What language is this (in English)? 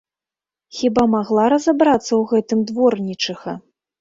Belarusian